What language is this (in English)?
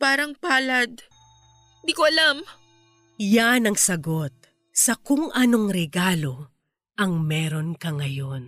Filipino